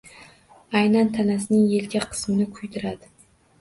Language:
Uzbek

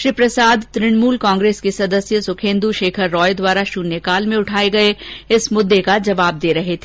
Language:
Hindi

